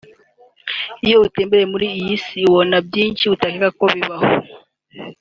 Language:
Kinyarwanda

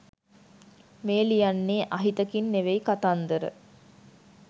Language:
Sinhala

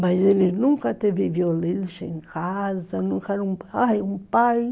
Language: Portuguese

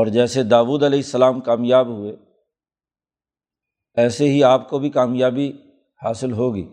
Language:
Urdu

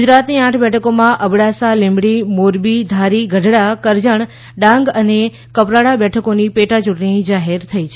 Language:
Gujarati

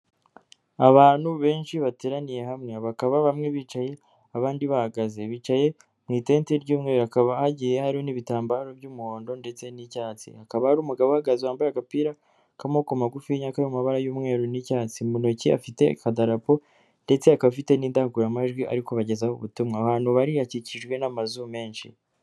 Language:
Kinyarwanda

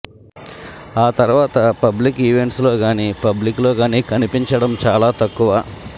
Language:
Telugu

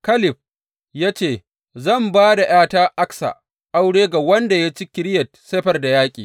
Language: Hausa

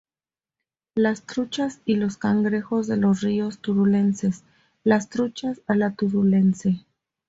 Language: Spanish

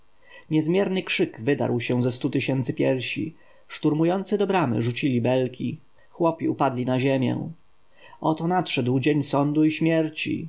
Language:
Polish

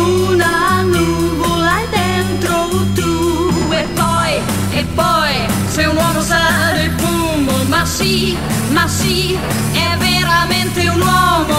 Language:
Italian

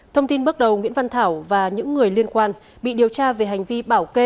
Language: Vietnamese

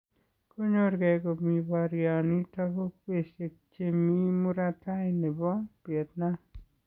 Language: Kalenjin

